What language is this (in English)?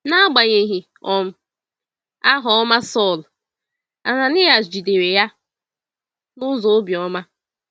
Igbo